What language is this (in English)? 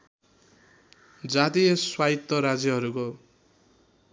Nepali